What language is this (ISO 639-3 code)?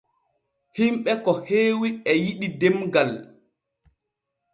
fue